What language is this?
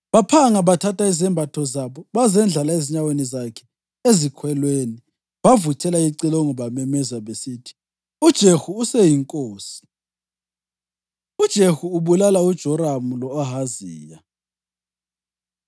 North Ndebele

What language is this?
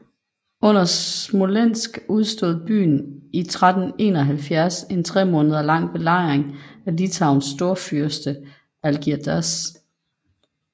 Danish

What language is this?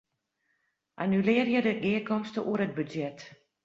Western Frisian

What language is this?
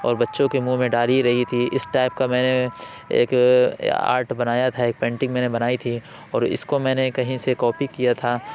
Urdu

